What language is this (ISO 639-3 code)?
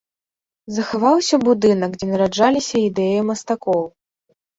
bel